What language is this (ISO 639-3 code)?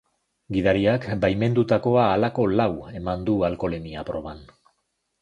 eus